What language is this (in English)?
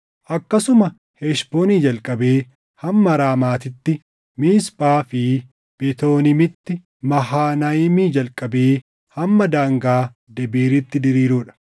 Oromo